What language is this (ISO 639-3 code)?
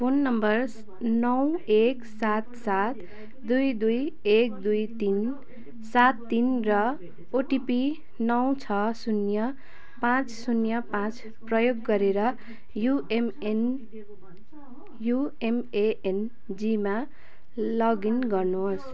nep